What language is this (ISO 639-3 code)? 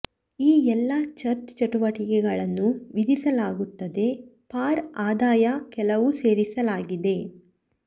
kan